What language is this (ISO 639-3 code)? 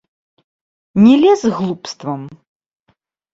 bel